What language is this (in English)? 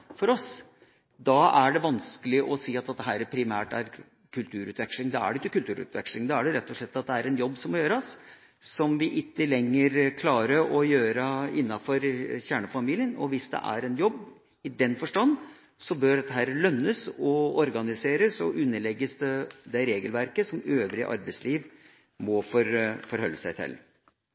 Norwegian Bokmål